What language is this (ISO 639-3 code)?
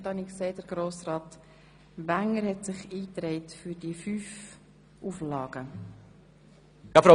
gsw